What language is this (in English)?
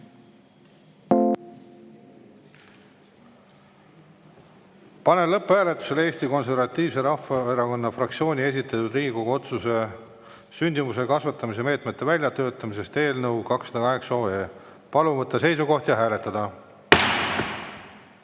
Estonian